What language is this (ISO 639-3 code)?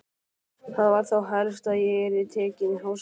isl